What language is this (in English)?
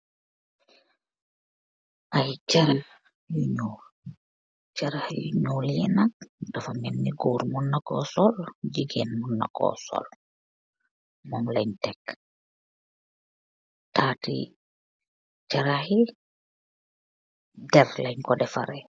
Wolof